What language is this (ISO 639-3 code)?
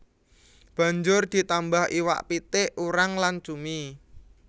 jav